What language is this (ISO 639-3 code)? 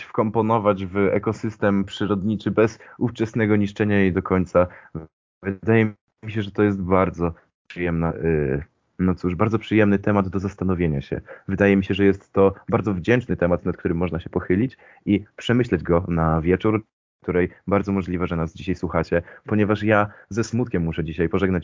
pol